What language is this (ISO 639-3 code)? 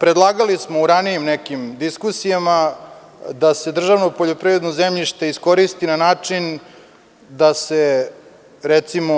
srp